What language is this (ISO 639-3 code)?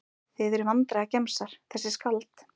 isl